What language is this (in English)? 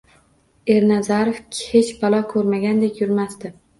Uzbek